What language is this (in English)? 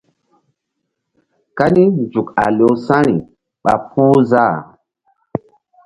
Mbum